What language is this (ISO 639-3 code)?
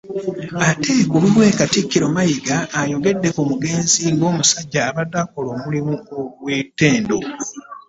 lug